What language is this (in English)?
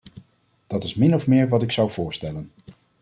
Dutch